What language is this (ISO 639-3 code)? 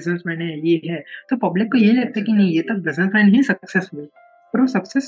hin